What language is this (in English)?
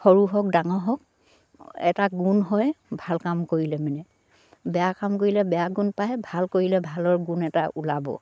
Assamese